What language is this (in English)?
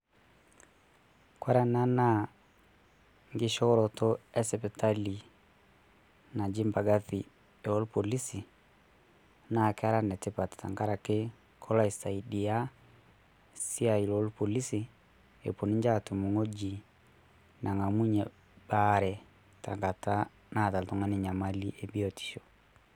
Masai